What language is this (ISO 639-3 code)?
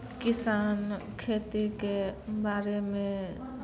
mai